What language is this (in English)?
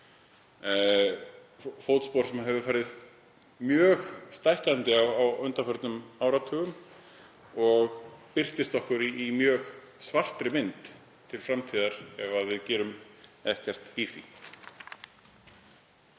Icelandic